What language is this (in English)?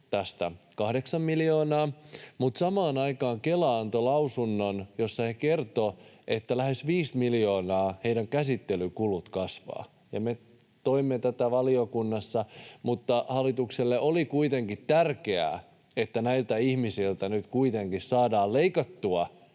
Finnish